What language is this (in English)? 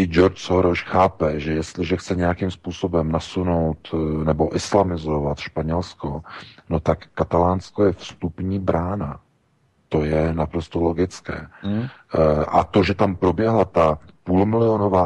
Czech